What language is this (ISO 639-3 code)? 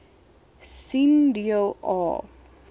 afr